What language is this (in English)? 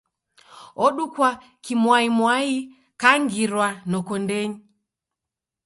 Taita